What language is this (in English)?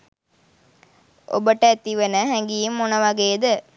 Sinhala